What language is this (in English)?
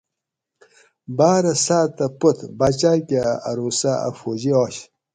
Gawri